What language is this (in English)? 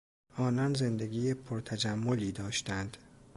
Persian